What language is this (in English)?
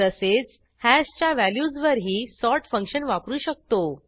Marathi